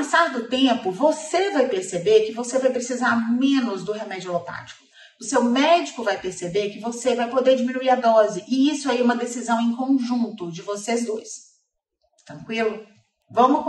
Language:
Portuguese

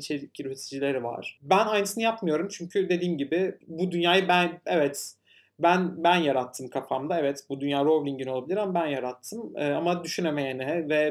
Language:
Turkish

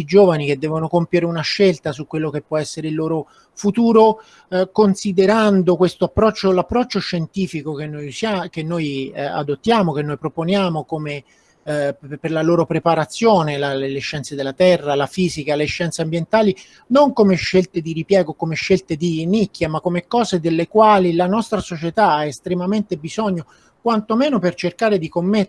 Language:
Italian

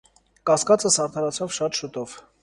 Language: Armenian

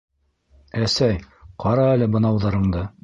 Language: Bashkir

